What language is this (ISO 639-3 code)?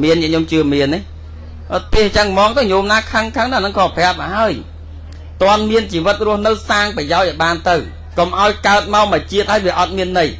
vie